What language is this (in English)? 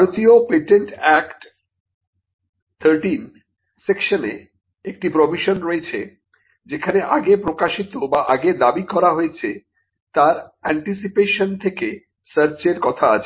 Bangla